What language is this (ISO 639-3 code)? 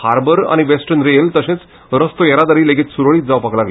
kok